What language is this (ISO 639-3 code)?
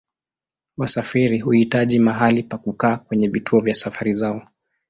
swa